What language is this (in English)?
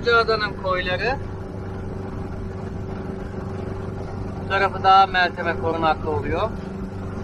Turkish